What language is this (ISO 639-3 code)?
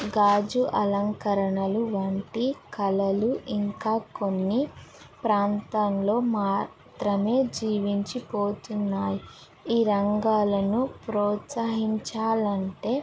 tel